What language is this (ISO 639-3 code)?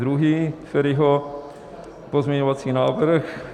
ces